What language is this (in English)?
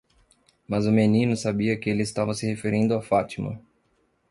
Portuguese